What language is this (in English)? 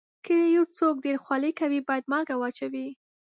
Pashto